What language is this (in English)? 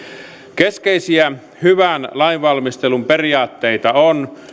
Finnish